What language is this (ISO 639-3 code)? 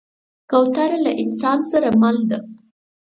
pus